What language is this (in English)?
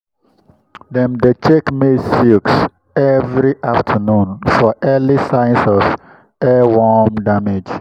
Nigerian Pidgin